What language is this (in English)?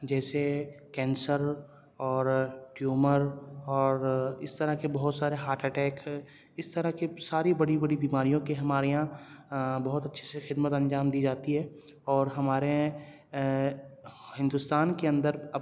Urdu